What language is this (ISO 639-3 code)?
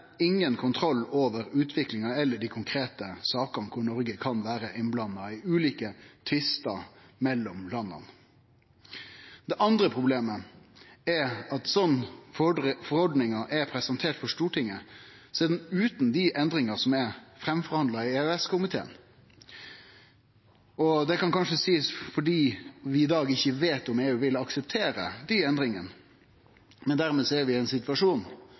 nno